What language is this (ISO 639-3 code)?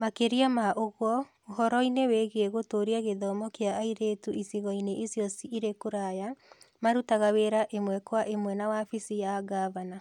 kik